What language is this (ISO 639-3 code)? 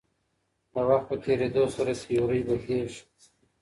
pus